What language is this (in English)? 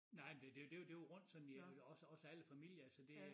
Danish